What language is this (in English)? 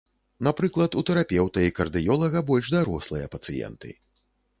Belarusian